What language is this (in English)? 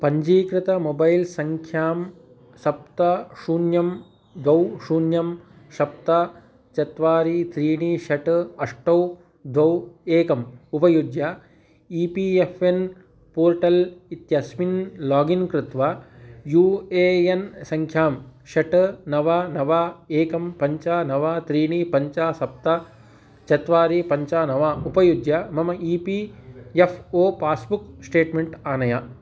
Sanskrit